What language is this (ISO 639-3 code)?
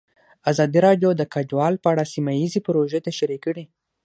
pus